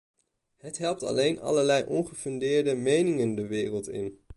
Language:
Dutch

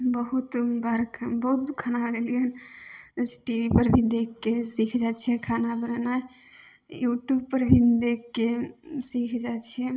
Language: Maithili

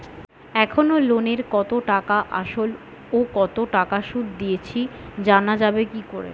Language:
Bangla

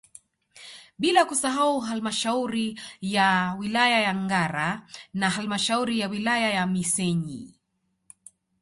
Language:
Swahili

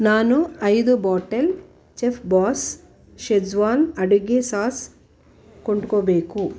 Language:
Kannada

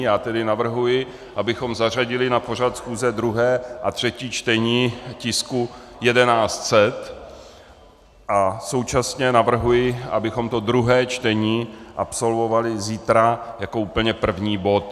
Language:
Czech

